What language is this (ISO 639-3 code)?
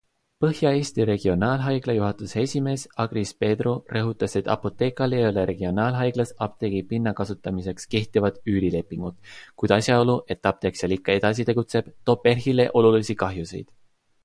est